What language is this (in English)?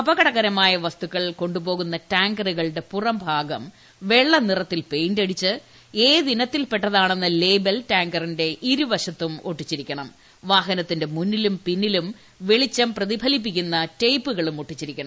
Malayalam